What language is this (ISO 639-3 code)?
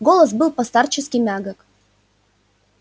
rus